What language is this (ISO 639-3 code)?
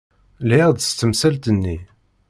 kab